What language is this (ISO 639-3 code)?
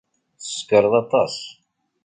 kab